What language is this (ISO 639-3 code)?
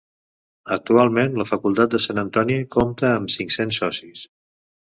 cat